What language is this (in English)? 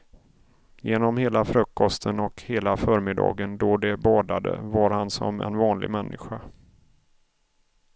Swedish